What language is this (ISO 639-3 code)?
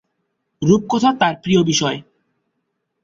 ben